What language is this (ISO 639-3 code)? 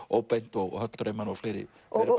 isl